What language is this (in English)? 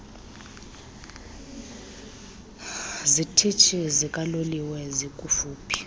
Xhosa